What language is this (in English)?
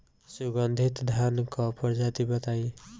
Bhojpuri